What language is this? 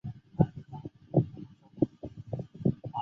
Chinese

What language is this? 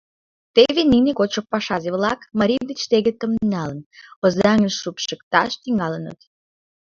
Mari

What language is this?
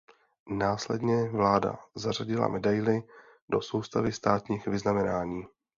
Czech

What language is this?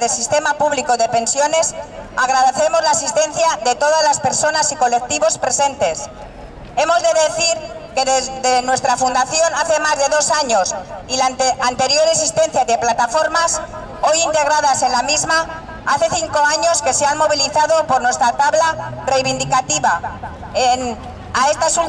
Spanish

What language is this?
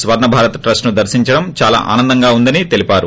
Telugu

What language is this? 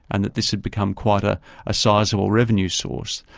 English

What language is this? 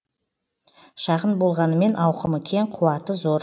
Kazakh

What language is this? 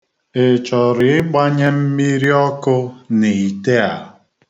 Igbo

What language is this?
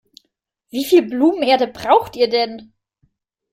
German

